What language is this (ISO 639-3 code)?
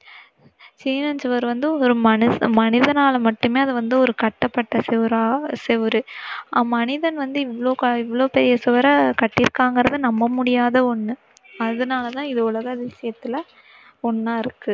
tam